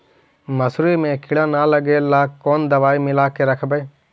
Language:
Magahi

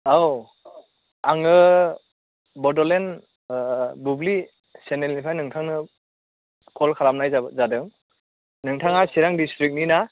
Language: Bodo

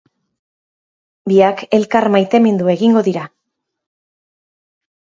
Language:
Basque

